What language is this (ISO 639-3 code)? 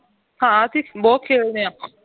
pan